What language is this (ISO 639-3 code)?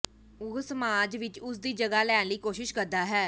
pan